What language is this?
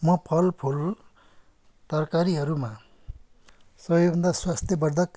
Nepali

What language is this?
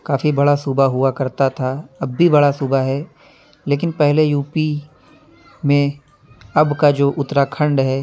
Urdu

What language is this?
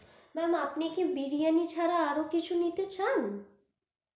Bangla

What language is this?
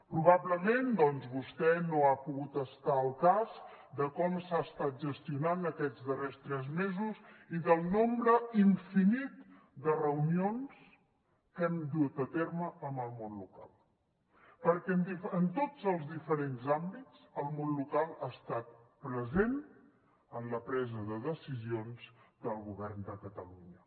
Catalan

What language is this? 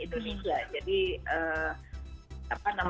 Indonesian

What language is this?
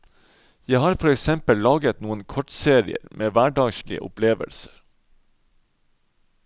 Norwegian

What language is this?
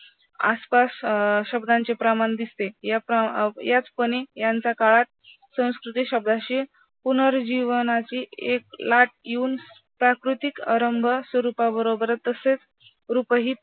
Marathi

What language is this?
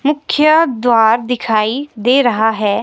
Hindi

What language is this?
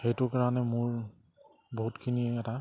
Assamese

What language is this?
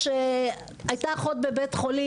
Hebrew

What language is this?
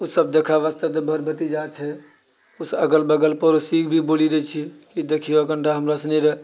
Maithili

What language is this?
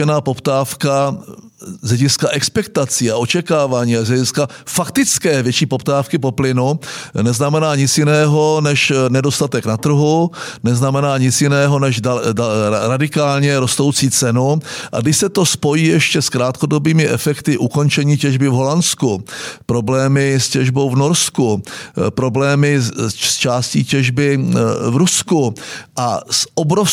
Czech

